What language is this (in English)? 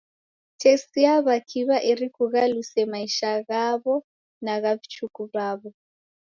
Taita